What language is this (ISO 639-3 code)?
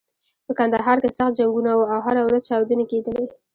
pus